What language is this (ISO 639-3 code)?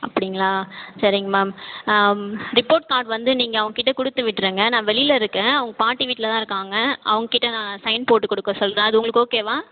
tam